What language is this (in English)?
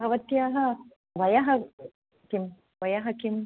Sanskrit